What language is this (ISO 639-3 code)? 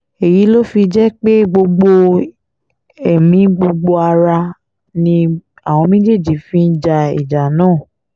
yor